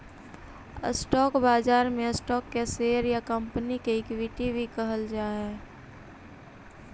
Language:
Magahi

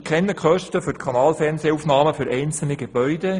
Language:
Swiss German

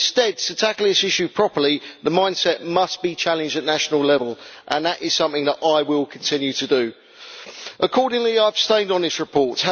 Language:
English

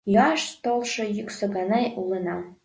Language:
Mari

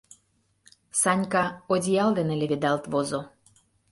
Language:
Mari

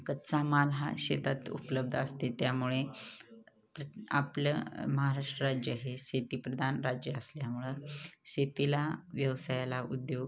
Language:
Marathi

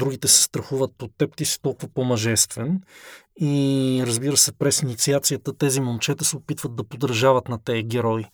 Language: Bulgarian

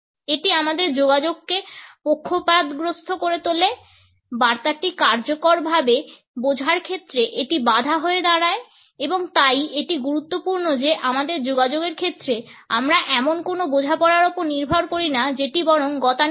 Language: Bangla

